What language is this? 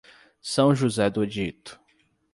Portuguese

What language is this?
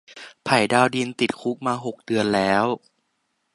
Thai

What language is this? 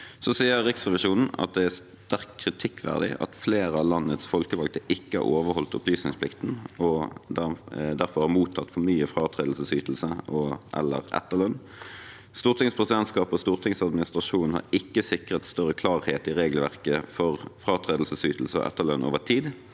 Norwegian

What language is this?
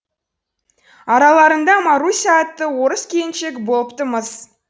Kazakh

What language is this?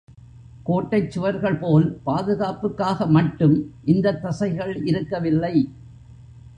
Tamil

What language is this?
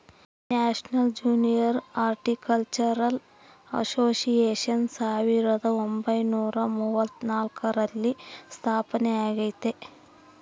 Kannada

